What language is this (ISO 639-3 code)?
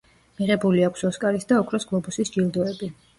kat